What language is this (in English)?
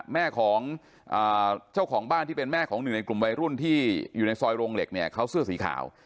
Thai